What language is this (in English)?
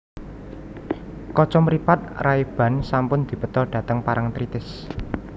Javanese